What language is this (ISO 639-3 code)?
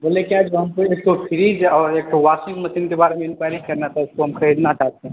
mai